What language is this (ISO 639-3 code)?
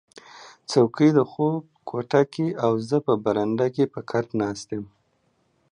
pus